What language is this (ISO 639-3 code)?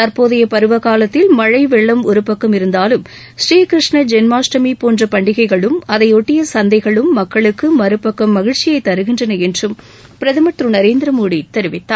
tam